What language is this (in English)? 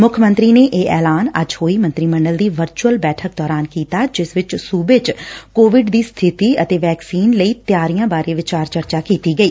Punjabi